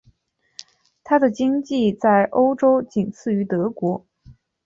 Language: Chinese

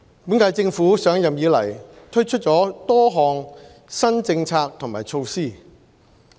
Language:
Cantonese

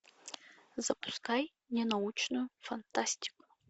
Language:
Russian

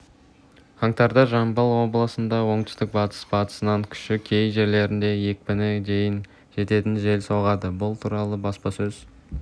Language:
Kazakh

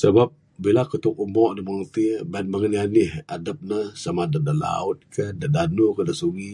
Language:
Bukar-Sadung Bidayuh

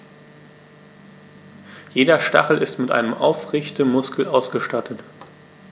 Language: German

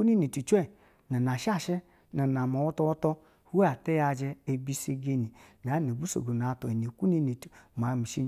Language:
Basa (Nigeria)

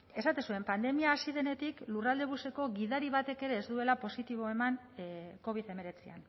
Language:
Basque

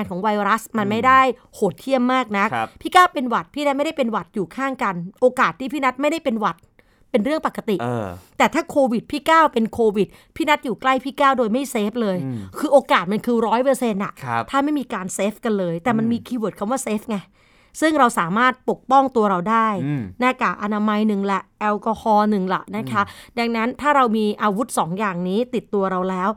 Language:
Thai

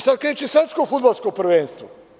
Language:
Serbian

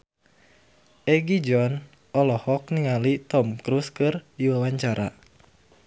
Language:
Sundanese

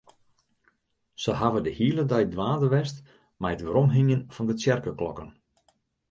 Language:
Western Frisian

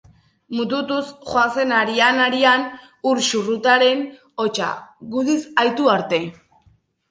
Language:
Basque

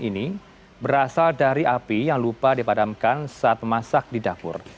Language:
Indonesian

